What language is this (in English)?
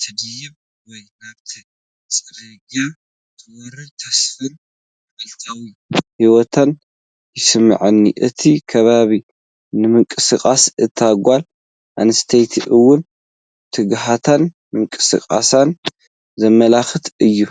Tigrinya